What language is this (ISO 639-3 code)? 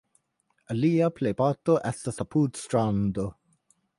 epo